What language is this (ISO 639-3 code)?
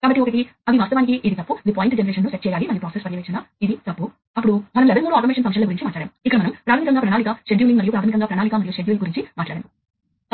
tel